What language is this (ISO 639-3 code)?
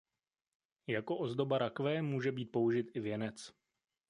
ces